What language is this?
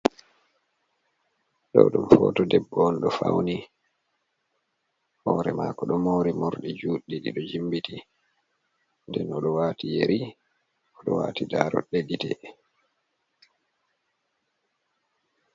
Fula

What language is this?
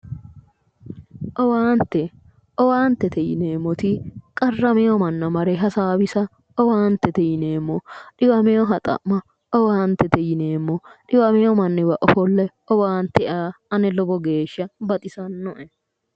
Sidamo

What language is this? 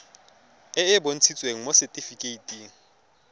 Tswana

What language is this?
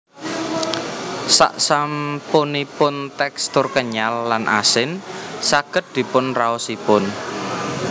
Javanese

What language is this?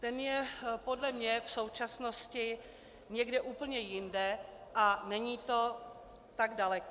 Czech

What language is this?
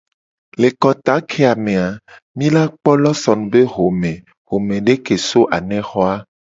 Gen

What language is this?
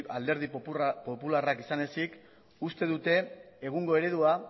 Basque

